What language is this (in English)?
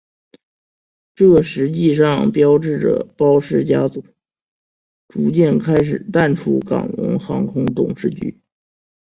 Chinese